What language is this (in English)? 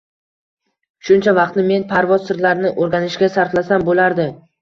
Uzbek